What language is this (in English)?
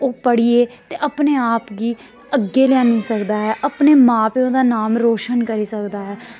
Dogri